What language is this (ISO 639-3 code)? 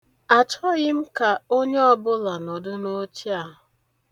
ibo